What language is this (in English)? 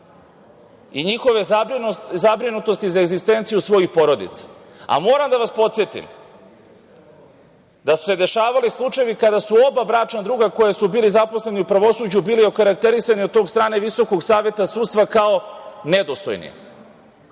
Serbian